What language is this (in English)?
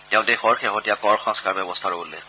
Assamese